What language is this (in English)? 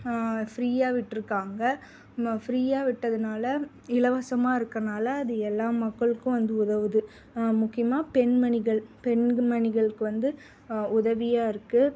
Tamil